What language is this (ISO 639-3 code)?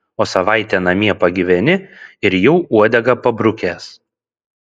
lit